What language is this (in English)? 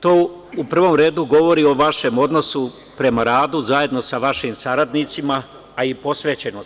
Serbian